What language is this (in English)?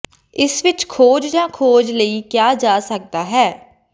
Punjabi